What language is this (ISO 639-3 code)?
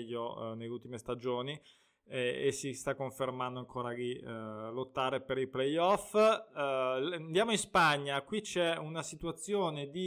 ita